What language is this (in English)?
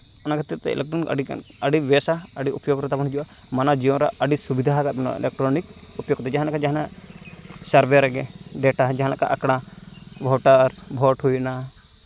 Santali